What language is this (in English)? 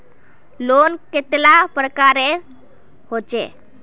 Magahi